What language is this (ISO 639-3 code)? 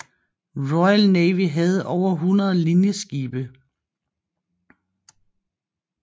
dan